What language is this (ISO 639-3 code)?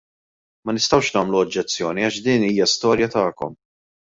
mlt